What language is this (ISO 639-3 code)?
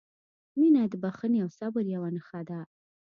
pus